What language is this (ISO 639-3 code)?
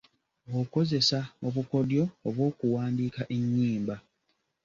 lug